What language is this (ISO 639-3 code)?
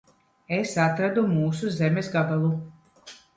lav